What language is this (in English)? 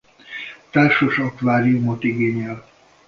Hungarian